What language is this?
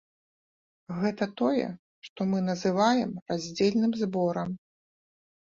Belarusian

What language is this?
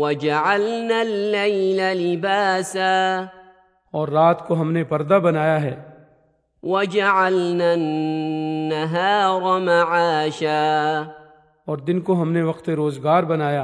Urdu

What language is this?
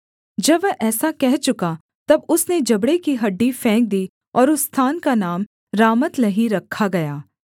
Hindi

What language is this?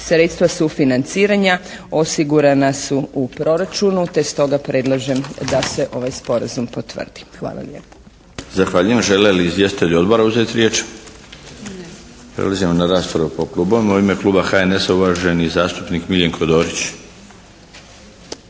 Croatian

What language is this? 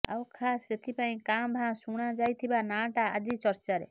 Odia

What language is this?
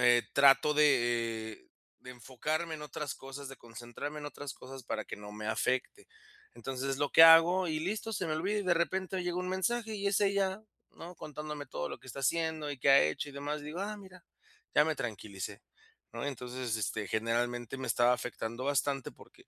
Spanish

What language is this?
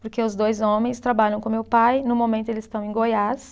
Portuguese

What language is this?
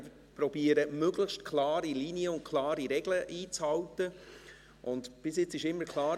Swiss German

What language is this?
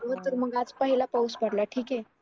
Marathi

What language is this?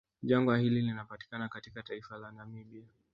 Swahili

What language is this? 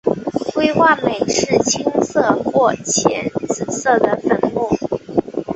Chinese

